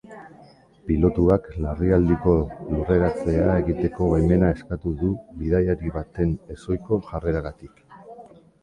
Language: Basque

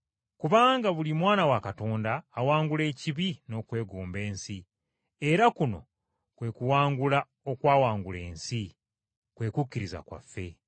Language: Ganda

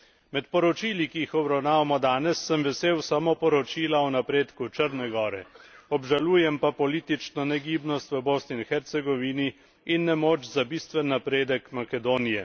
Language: Slovenian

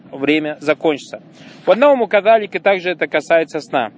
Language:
Russian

